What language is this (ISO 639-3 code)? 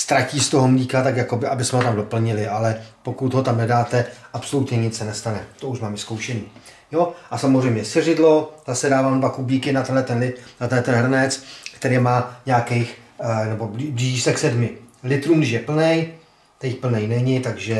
ces